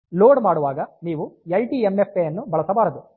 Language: Kannada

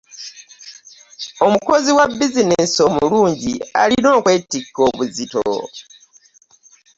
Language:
Ganda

